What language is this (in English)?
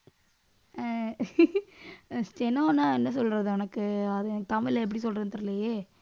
Tamil